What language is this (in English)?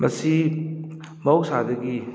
Manipuri